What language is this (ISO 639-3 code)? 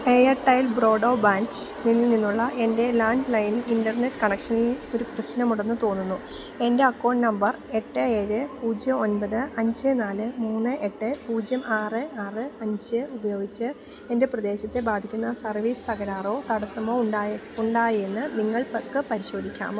mal